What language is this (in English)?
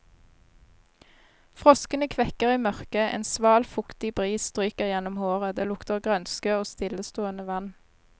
Norwegian